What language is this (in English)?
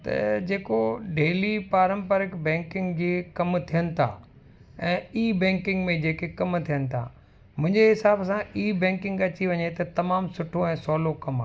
Sindhi